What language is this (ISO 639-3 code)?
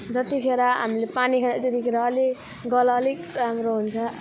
nep